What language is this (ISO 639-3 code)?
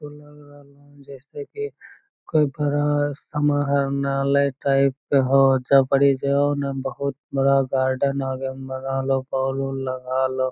mag